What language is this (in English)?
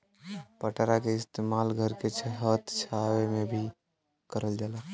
Bhojpuri